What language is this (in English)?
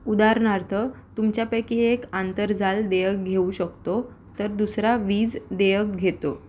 Marathi